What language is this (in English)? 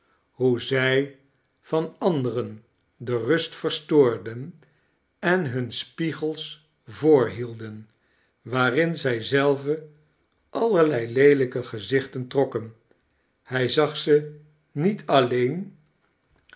Dutch